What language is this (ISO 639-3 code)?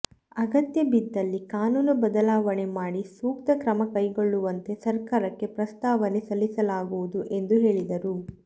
kan